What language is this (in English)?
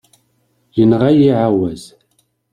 Kabyle